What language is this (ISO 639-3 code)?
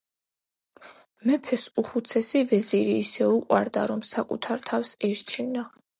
kat